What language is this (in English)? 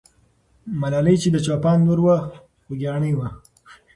Pashto